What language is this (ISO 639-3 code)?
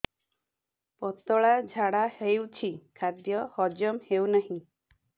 ori